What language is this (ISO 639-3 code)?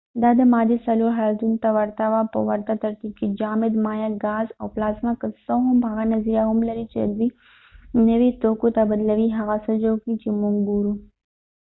pus